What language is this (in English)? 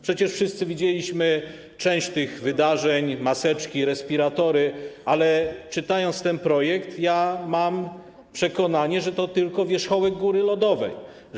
Polish